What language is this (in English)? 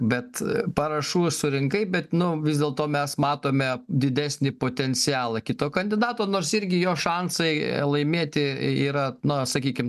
Lithuanian